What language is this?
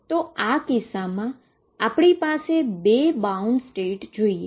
Gujarati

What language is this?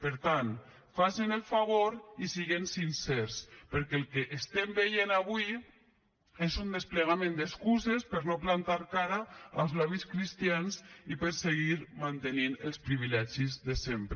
Catalan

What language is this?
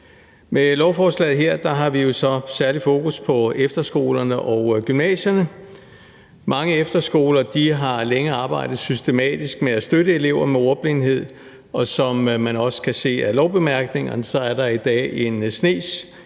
Danish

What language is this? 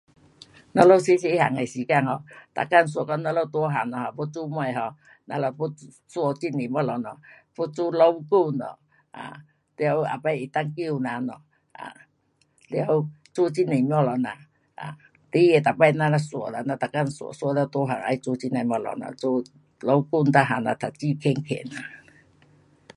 Pu-Xian Chinese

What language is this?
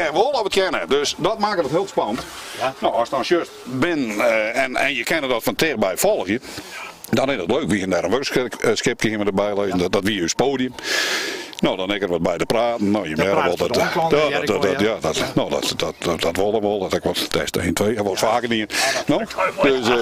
Dutch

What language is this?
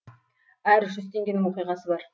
Kazakh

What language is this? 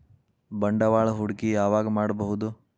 Kannada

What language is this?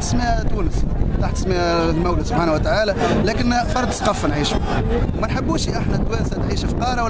Arabic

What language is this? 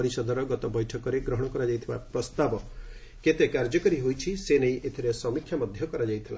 Odia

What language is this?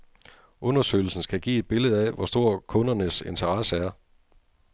Danish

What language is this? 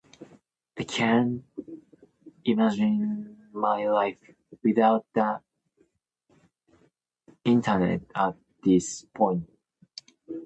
English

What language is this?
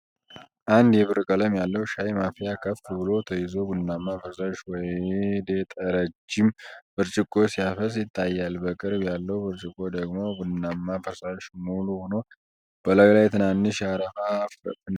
Amharic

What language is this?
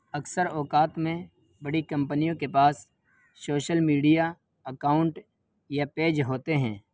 Urdu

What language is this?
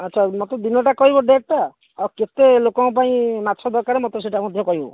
Odia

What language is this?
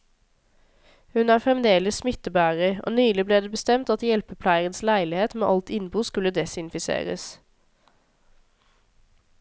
Norwegian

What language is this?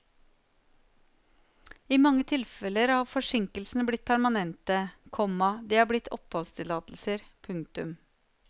Norwegian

